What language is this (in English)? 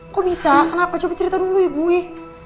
Indonesian